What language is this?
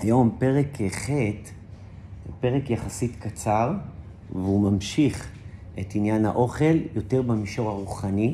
Hebrew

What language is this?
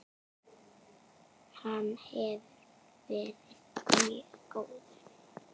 Icelandic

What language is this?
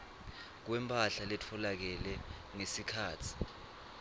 Swati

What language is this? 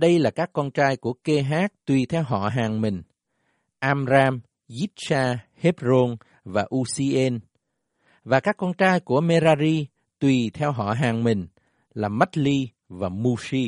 Vietnamese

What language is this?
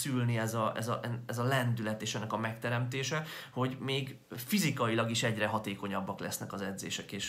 Hungarian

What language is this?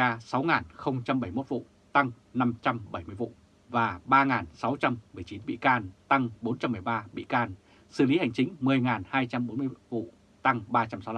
Vietnamese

